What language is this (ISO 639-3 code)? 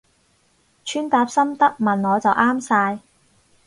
yue